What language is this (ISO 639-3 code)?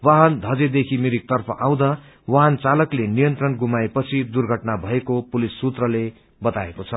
nep